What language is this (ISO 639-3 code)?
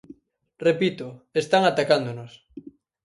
glg